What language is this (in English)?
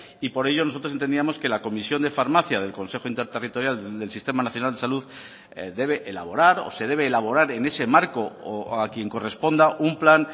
Spanish